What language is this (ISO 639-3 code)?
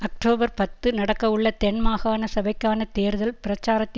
tam